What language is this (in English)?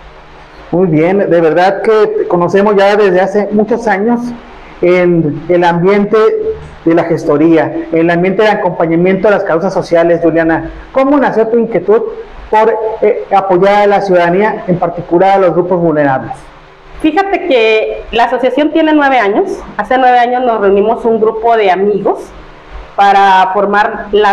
Spanish